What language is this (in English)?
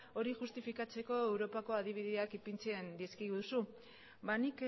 Basque